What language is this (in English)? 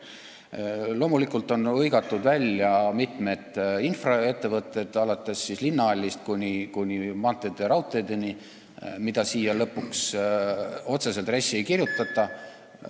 Estonian